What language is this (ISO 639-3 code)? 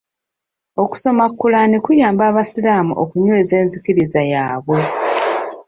lug